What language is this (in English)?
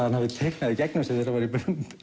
Icelandic